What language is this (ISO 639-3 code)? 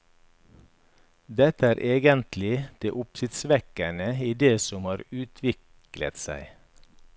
nor